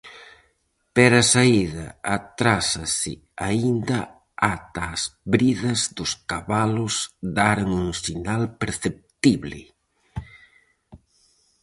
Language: Galician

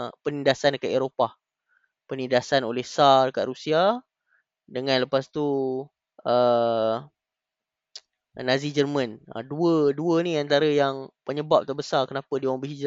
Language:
Malay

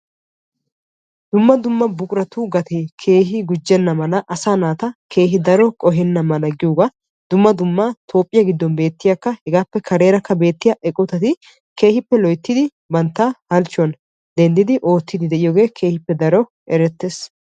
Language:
Wolaytta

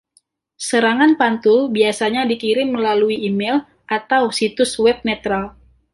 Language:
Indonesian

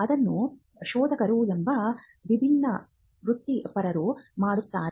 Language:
Kannada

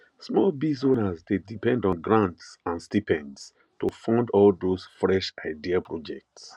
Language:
Nigerian Pidgin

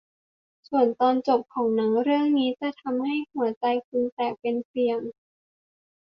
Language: Thai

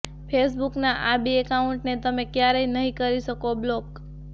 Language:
Gujarati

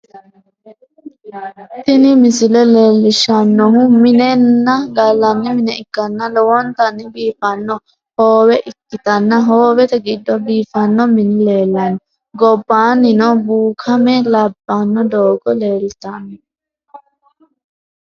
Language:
Sidamo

